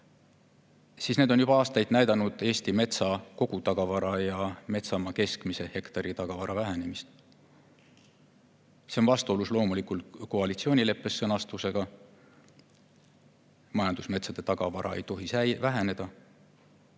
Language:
Estonian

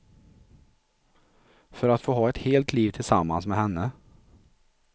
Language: Swedish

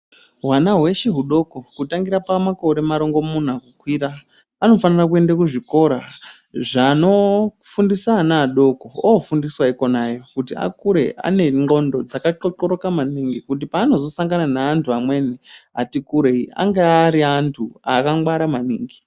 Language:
Ndau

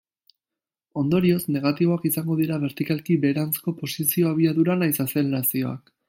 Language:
Basque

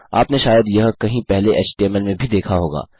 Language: Hindi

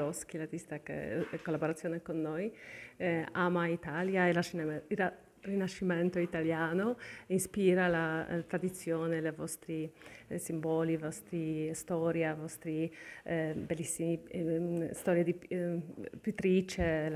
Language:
Italian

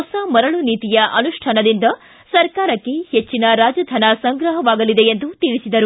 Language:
Kannada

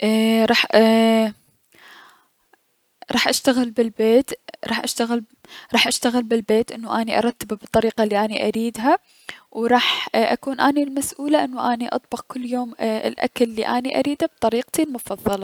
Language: Mesopotamian Arabic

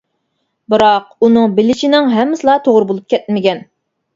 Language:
Uyghur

